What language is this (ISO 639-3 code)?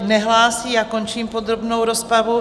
ces